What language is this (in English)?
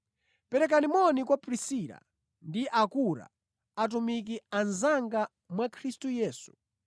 Nyanja